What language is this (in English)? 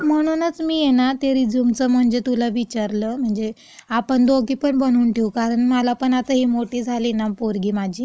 Marathi